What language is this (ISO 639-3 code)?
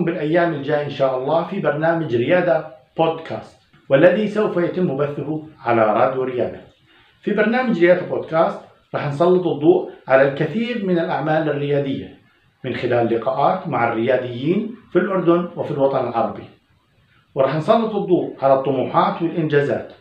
ara